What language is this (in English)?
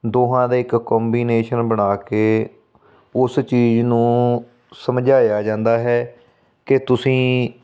Punjabi